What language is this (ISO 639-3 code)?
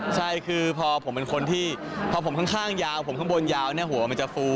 tha